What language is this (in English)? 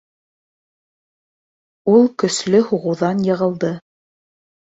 Bashkir